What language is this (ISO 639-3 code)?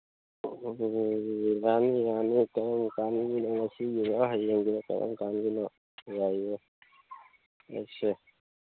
mni